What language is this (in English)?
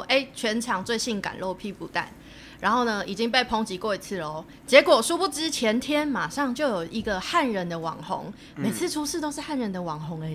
Chinese